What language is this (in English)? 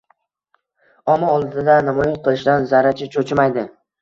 Uzbek